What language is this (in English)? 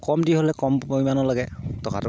Assamese